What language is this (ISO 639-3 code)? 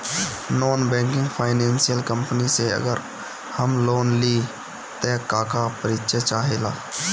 bho